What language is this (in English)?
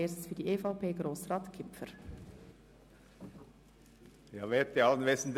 Swiss German